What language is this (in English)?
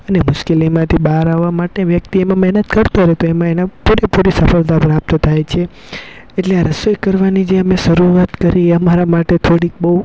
Gujarati